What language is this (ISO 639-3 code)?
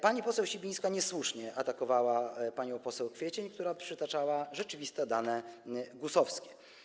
pol